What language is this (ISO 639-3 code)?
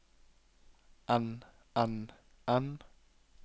nor